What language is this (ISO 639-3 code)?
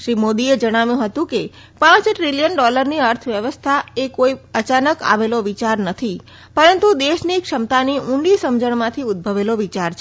guj